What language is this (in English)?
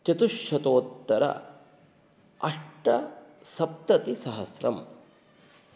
Sanskrit